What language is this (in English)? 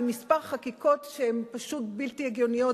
Hebrew